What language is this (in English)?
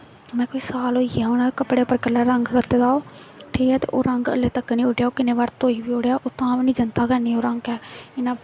Dogri